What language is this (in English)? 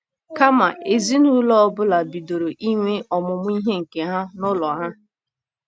Igbo